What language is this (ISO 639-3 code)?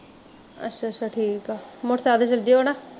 pan